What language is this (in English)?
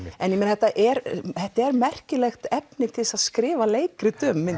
Icelandic